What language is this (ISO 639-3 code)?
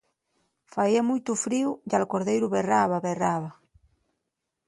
ast